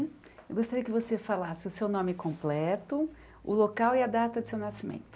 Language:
Portuguese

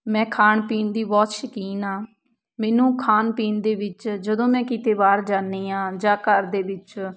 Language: Punjabi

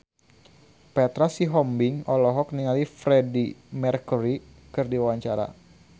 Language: Sundanese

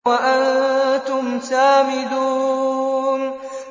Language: Arabic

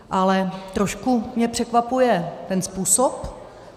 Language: Czech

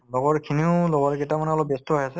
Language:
Assamese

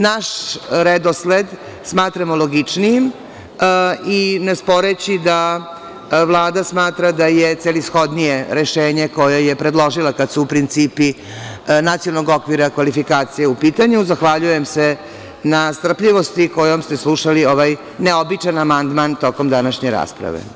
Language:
Serbian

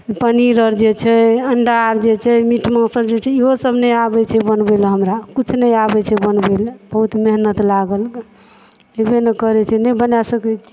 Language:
Maithili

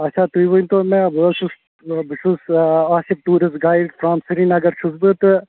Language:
Kashmiri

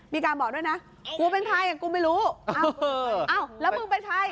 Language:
Thai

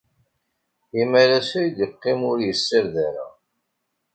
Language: Kabyle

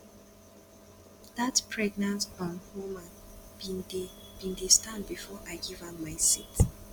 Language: Nigerian Pidgin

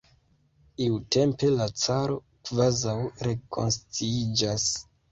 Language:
Esperanto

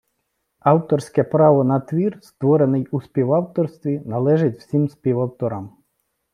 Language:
Ukrainian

